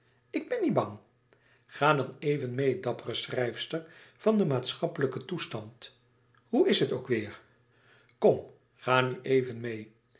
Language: Dutch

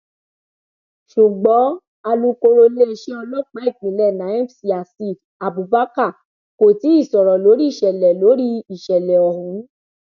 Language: Yoruba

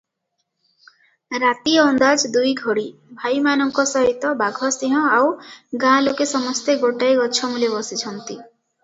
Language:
Odia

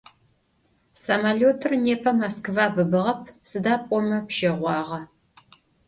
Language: Adyghe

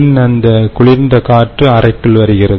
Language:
Tamil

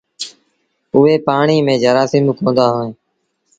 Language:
Sindhi Bhil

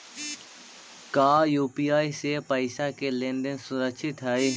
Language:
Magahi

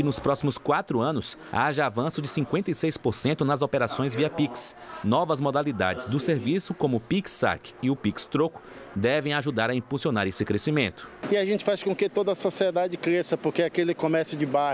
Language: Portuguese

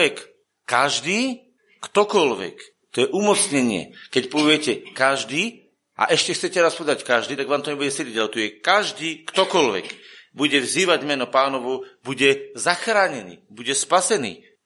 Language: Slovak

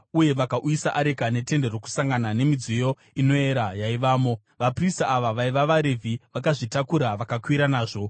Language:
Shona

